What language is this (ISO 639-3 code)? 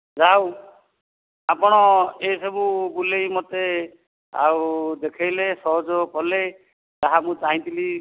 ori